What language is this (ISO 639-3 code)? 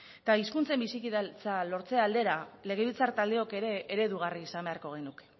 eus